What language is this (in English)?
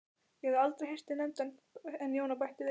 Icelandic